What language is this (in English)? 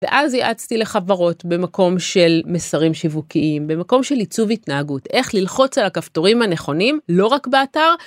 Hebrew